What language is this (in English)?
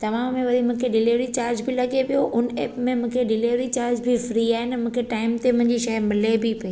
Sindhi